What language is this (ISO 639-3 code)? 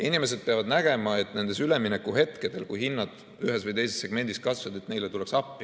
est